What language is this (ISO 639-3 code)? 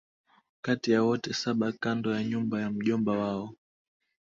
swa